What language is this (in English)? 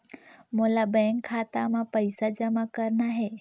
Chhattisgarhi